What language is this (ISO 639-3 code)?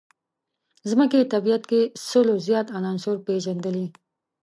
pus